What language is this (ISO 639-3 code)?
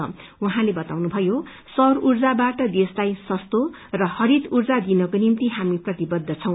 nep